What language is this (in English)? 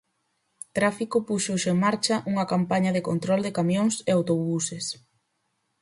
Galician